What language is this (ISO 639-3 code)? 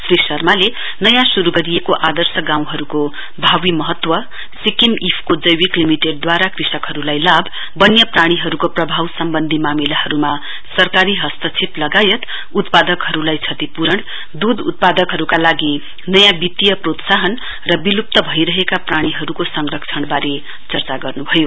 nep